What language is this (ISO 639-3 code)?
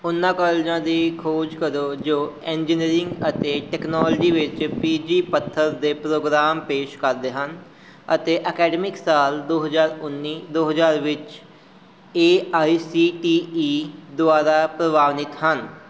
pan